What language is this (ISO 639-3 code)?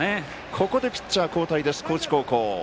jpn